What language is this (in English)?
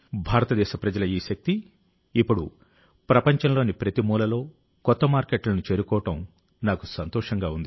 Telugu